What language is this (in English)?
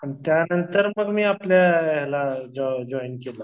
Marathi